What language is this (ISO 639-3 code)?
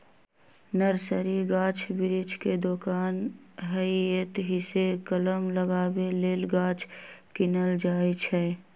mag